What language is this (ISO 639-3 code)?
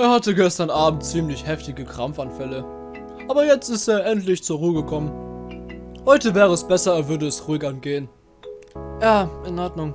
deu